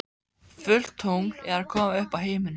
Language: Icelandic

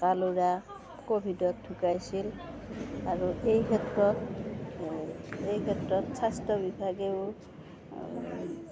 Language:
Assamese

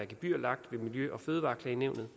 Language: Danish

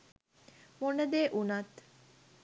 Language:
Sinhala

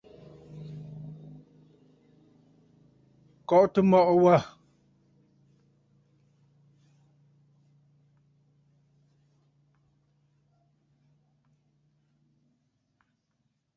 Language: Bafut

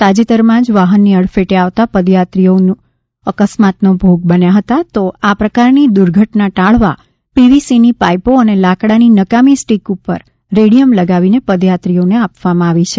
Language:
Gujarati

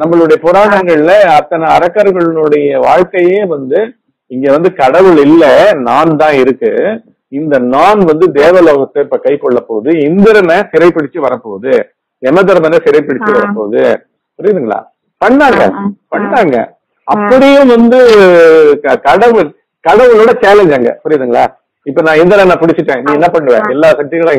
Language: Korean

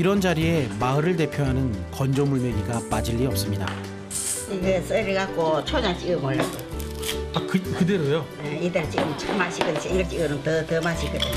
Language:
Korean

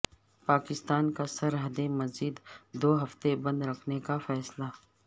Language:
Urdu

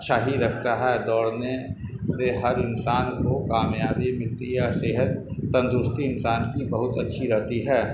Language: Urdu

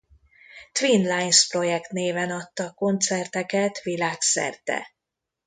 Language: Hungarian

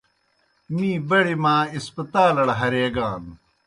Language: Kohistani Shina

